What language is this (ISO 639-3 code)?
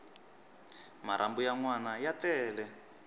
tso